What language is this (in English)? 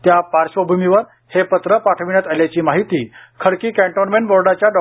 Marathi